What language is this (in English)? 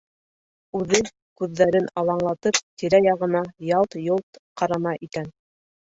Bashkir